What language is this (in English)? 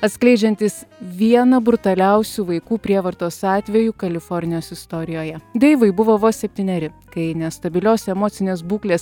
Lithuanian